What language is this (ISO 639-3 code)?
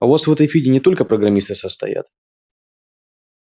rus